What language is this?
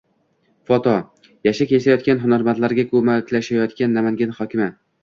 Uzbek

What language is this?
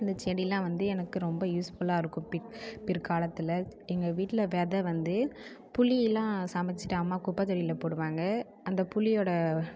Tamil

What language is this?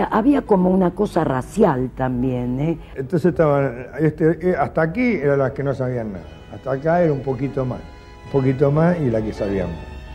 Spanish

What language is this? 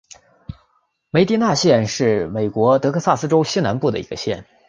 Chinese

